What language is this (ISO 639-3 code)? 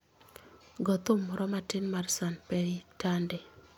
luo